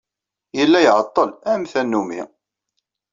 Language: Kabyle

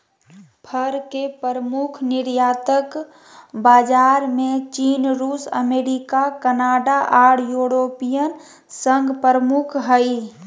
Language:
Magahi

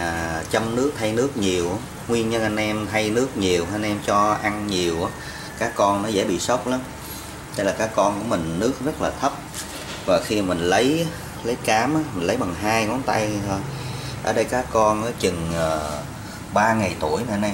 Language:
Vietnamese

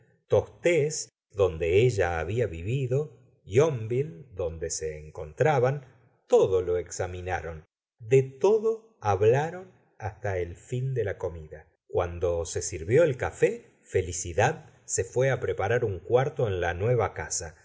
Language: Spanish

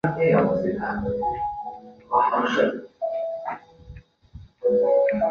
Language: Chinese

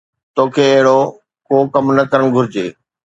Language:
Sindhi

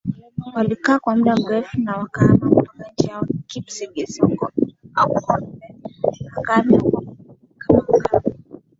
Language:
Swahili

